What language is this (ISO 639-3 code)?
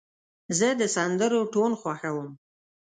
pus